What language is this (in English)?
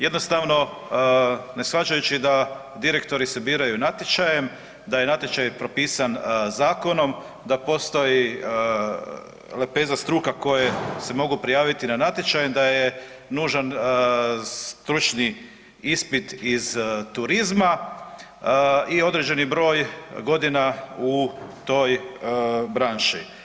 Croatian